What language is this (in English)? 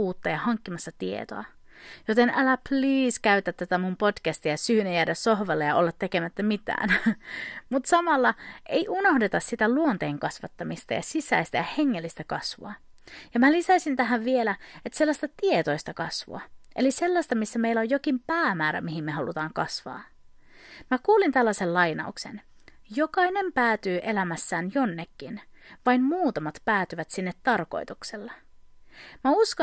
Finnish